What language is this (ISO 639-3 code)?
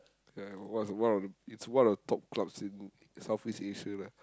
eng